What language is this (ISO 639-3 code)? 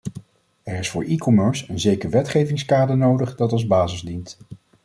nld